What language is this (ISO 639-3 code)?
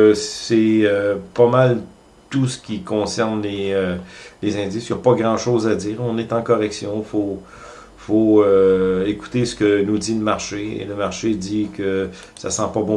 fra